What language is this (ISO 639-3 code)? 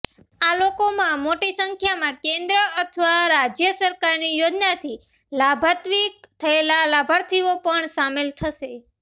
guj